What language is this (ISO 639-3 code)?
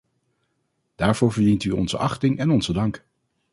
nld